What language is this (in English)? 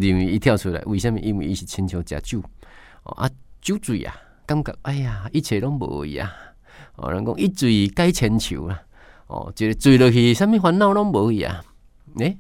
Chinese